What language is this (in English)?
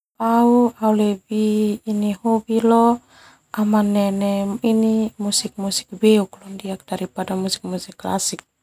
Termanu